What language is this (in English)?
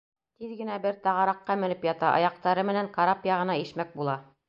Bashkir